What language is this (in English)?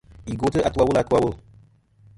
Kom